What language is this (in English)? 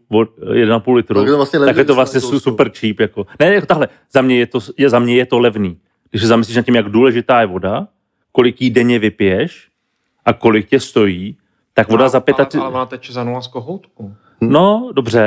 Czech